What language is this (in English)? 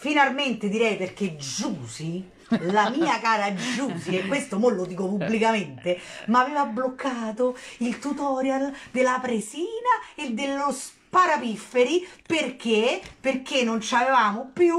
Italian